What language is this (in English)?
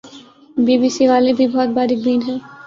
Urdu